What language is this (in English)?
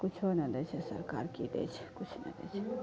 Maithili